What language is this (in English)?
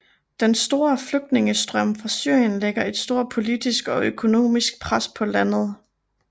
Danish